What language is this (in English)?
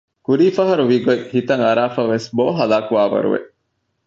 Divehi